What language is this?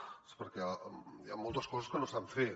Catalan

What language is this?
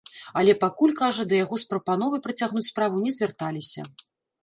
Belarusian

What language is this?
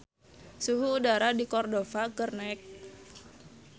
Sundanese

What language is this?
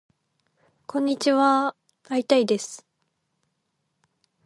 Japanese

